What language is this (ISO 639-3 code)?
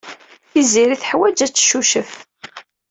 kab